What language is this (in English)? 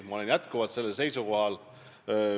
Estonian